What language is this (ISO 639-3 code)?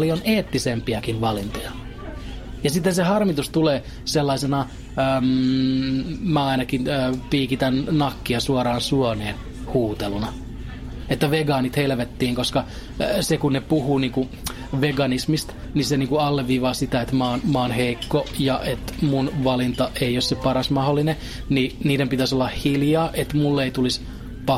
fin